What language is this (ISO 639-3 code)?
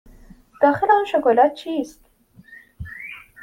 fas